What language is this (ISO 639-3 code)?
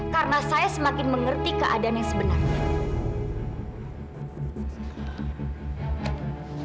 ind